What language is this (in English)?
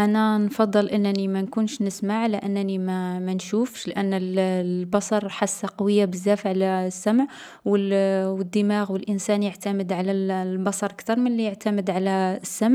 Algerian Arabic